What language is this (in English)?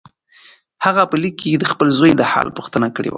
Pashto